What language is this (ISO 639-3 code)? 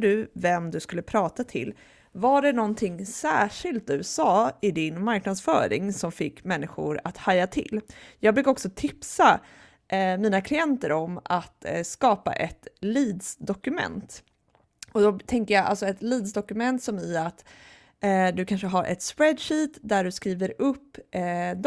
swe